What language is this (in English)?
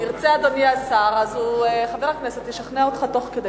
Hebrew